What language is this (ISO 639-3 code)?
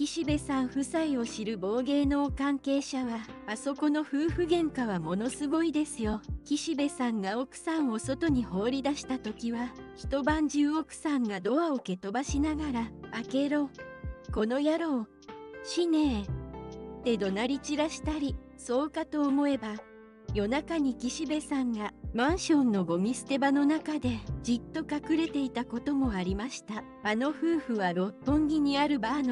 jpn